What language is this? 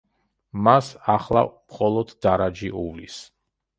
Georgian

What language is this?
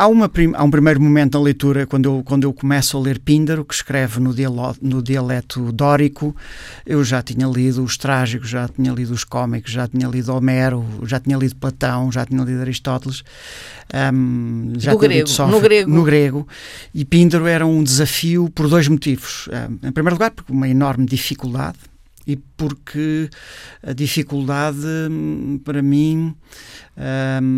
Portuguese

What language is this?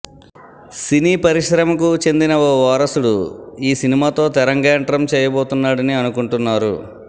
Telugu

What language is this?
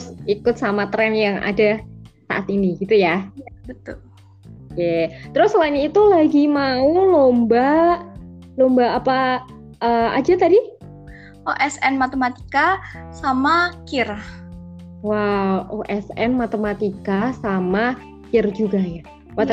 Indonesian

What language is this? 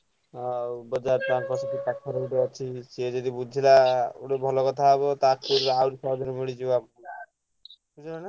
Odia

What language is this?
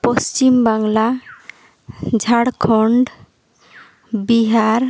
Santali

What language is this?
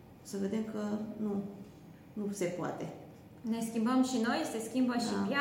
Romanian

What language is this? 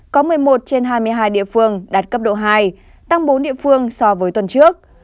Vietnamese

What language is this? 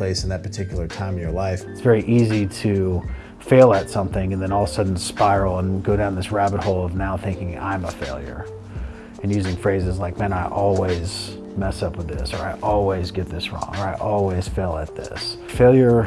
English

